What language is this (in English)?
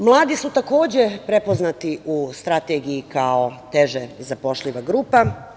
Serbian